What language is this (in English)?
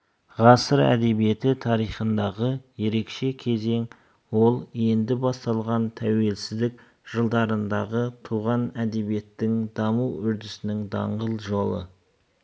Kazakh